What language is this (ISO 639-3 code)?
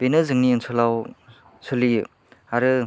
brx